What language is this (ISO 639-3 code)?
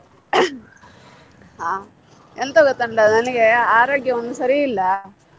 kan